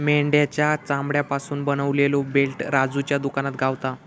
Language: Marathi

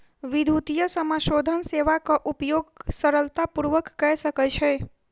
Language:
Maithili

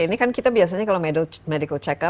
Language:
Indonesian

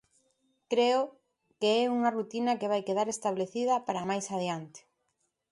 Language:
Galician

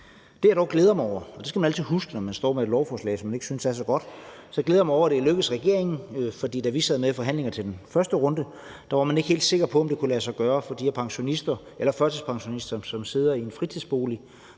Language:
Danish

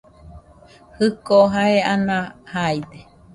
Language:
Nüpode Huitoto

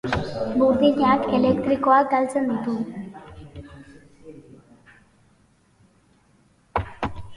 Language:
Basque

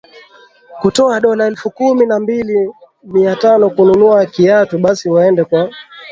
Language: Swahili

